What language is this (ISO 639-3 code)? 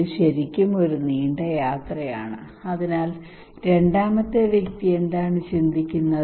mal